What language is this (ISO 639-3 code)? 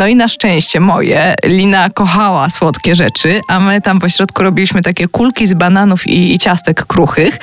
pol